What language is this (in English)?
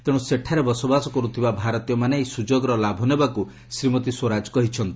Odia